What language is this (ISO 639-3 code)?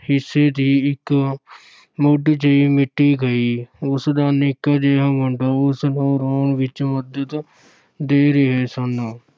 pan